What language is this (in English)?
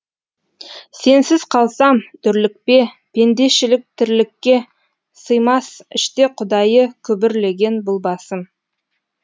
Kazakh